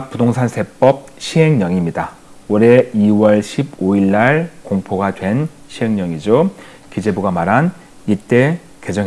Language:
Korean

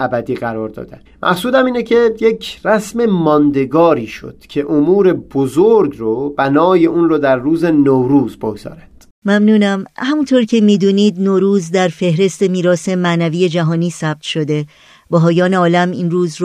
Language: Persian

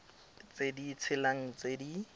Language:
Tswana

